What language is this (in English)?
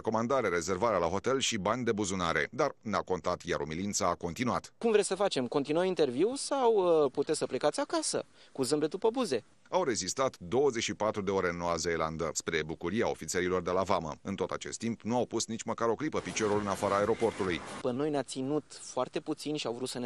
Romanian